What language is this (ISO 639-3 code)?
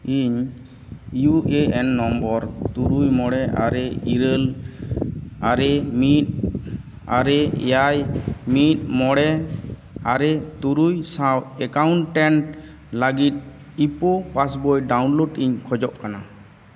sat